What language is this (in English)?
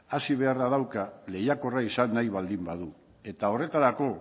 Basque